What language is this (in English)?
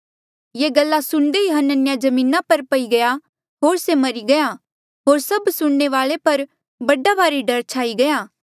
Mandeali